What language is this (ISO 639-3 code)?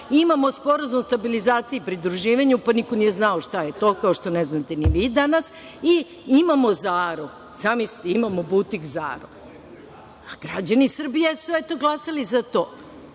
srp